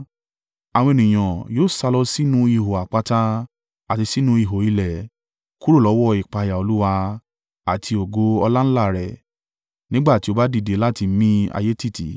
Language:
Yoruba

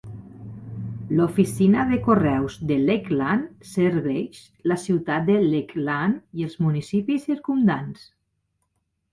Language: Catalan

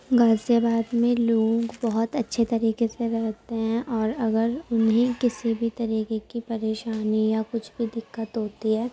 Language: Urdu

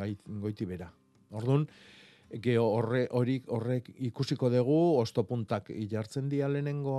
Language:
Spanish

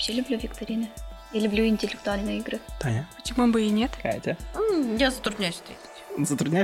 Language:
Russian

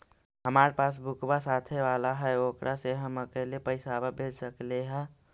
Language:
Magahi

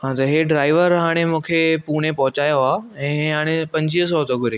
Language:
Sindhi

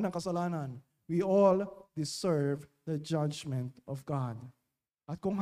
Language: Filipino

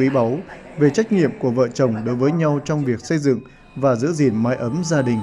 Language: Vietnamese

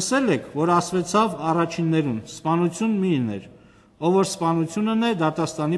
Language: Romanian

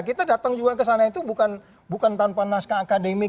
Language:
Indonesian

